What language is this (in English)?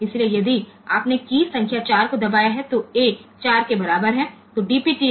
Gujarati